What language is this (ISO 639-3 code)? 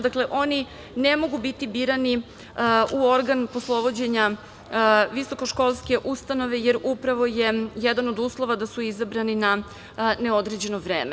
srp